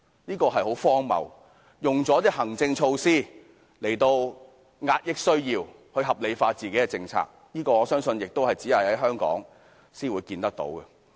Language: Cantonese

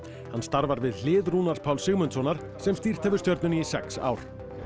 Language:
Icelandic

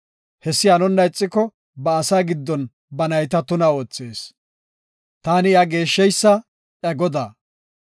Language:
Gofa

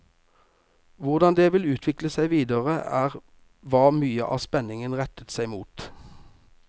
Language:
Norwegian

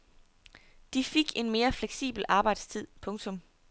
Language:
Danish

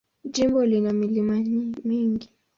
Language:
Swahili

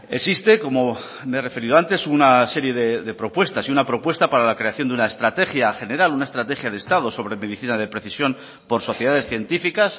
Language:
Spanish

